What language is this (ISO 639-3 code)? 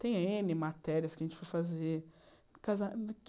por